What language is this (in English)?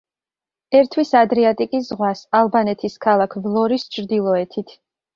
Georgian